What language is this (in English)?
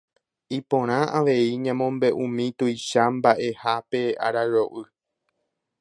Guarani